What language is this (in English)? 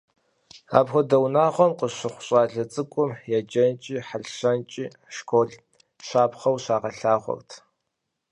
Kabardian